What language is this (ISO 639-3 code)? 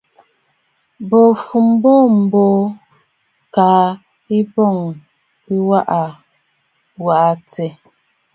bfd